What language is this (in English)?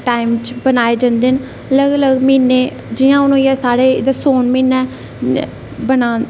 Dogri